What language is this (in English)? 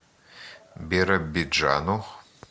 Russian